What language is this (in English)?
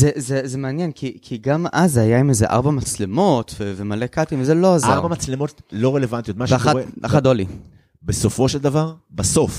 Hebrew